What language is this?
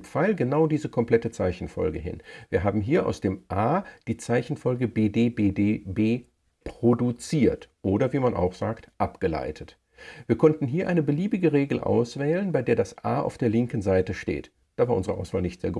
German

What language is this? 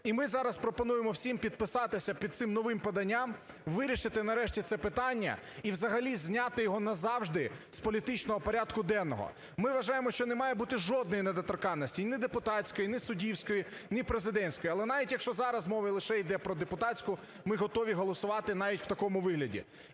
Ukrainian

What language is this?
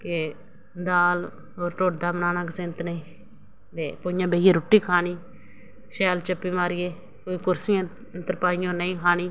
Dogri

